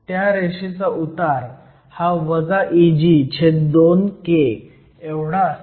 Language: Marathi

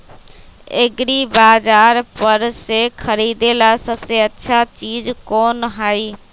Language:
Magahi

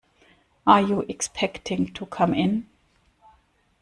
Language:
English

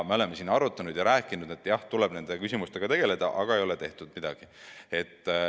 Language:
Estonian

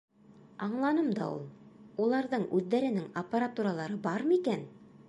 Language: Bashkir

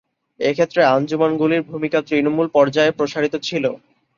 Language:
Bangla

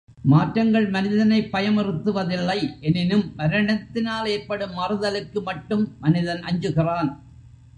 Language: Tamil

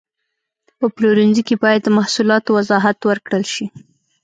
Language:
Pashto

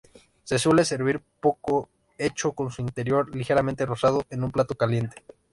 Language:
Spanish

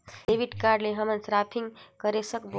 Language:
Chhattisgarhi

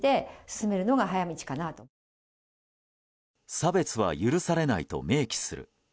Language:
Japanese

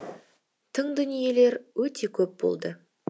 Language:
Kazakh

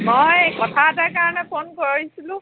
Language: Assamese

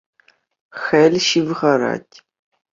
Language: Chuvash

